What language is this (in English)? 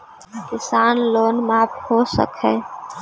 Magahi